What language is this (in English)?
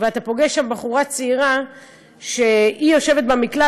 Hebrew